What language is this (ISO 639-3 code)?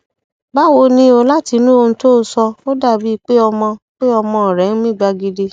yor